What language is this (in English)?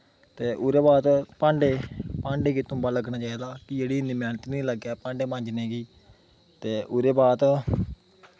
Dogri